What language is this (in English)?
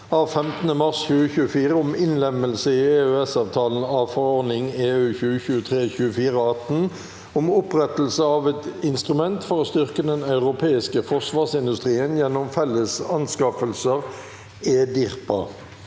Norwegian